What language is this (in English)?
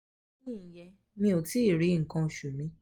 Yoruba